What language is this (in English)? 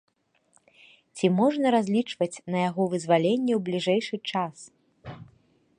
Belarusian